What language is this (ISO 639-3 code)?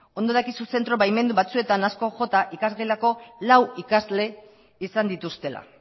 eus